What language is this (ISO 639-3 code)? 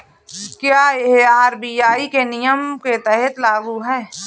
hin